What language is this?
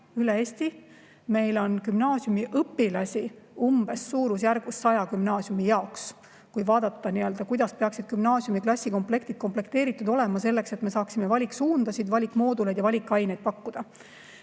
Estonian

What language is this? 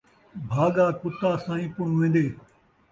Saraiki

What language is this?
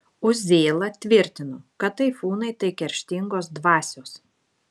Lithuanian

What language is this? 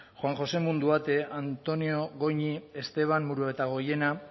Basque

